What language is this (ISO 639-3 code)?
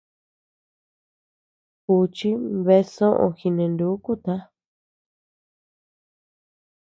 cux